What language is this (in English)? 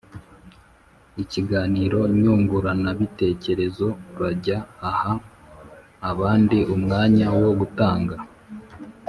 Kinyarwanda